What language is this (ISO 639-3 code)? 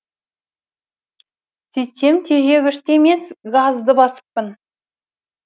kaz